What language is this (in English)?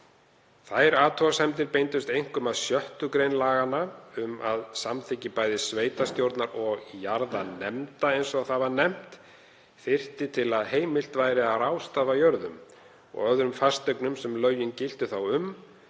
Icelandic